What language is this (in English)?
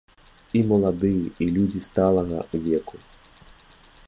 Belarusian